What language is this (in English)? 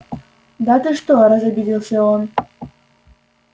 Russian